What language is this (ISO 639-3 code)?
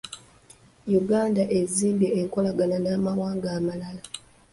lug